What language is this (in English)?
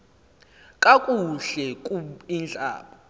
Xhosa